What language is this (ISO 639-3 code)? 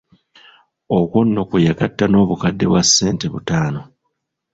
lug